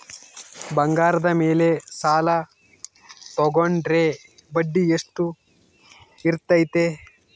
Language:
Kannada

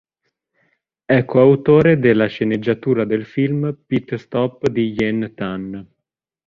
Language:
Italian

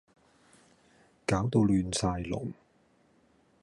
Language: Cantonese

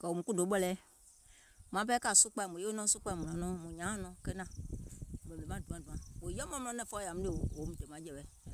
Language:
Gola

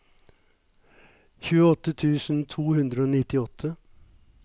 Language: Norwegian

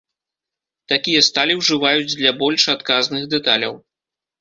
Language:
Belarusian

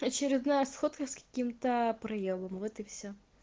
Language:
Russian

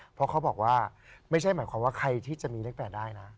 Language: Thai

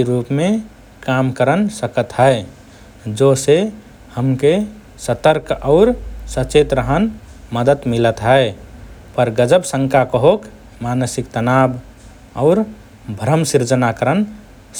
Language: Rana Tharu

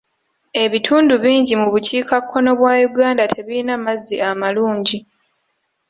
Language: Ganda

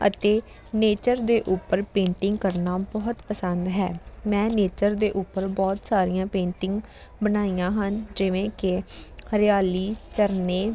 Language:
Punjabi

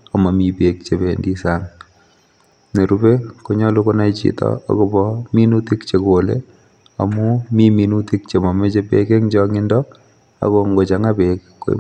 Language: Kalenjin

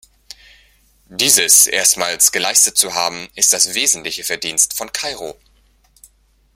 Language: German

